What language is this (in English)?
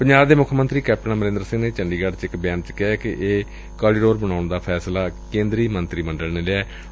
Punjabi